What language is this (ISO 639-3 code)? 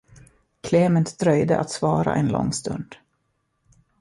swe